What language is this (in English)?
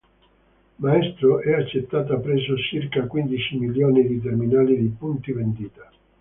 Italian